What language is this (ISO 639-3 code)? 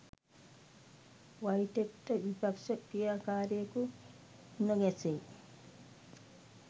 sin